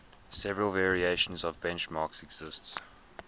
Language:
English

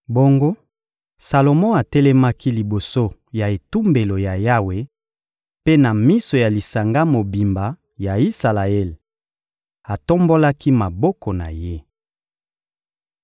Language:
Lingala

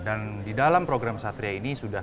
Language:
Indonesian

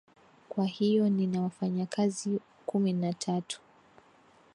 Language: Swahili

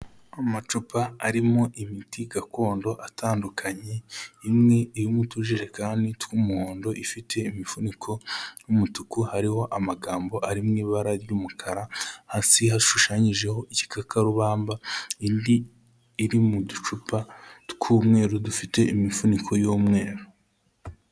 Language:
Kinyarwanda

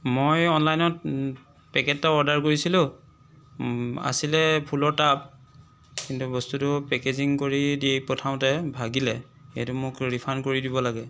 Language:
Assamese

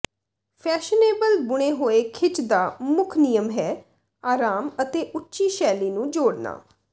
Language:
Punjabi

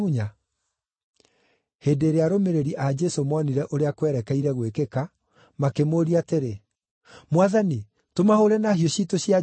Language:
Kikuyu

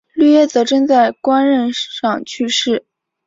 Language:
Chinese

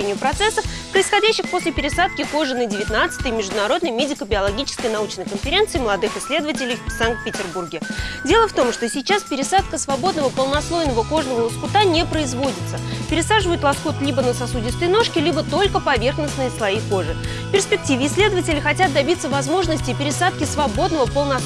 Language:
Russian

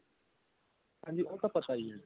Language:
Punjabi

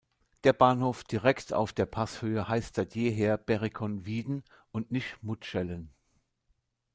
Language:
German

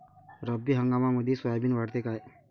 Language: Marathi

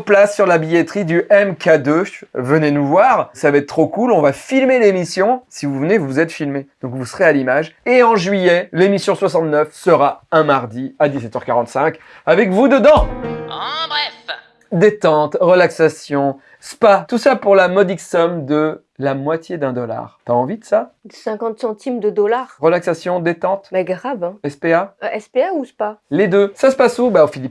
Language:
French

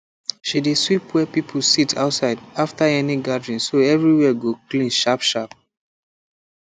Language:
Nigerian Pidgin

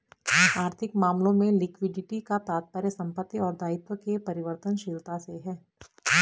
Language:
Hindi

